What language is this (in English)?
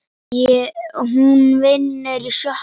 Icelandic